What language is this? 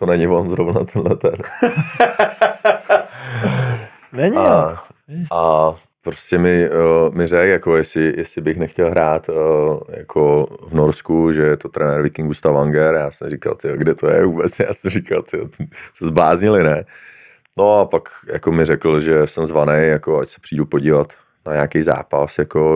Czech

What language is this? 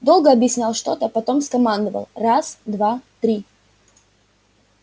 Russian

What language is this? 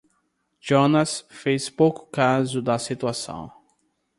Portuguese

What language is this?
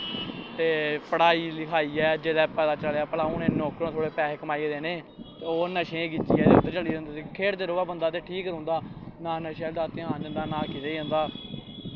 Dogri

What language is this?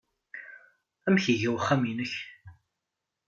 Kabyle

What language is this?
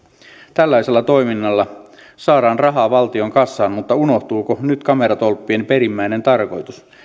Finnish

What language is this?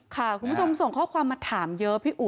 Thai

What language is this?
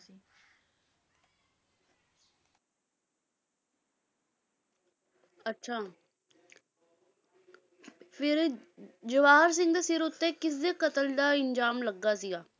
Punjabi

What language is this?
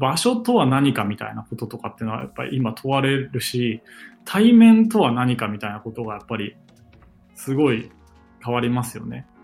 Japanese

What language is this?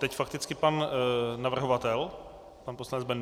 Czech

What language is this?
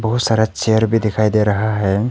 Hindi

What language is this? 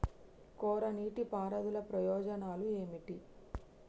Telugu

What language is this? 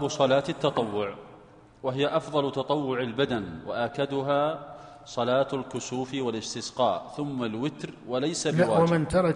Arabic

